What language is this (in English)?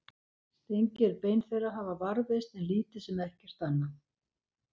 Icelandic